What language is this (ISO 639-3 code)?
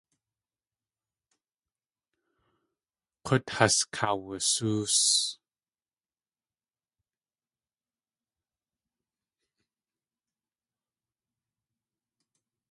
tli